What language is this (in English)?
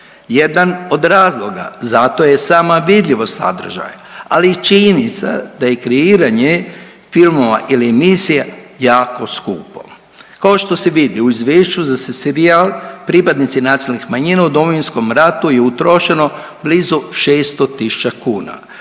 Croatian